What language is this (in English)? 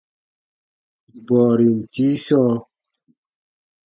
Baatonum